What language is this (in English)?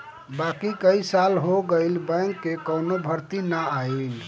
Bhojpuri